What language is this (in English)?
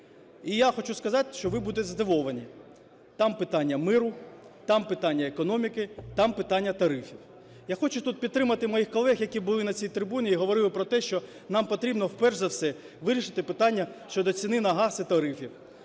Ukrainian